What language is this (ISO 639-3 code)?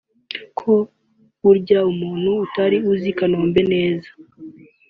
kin